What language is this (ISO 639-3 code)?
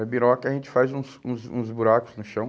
por